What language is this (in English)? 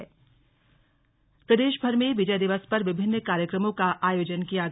Hindi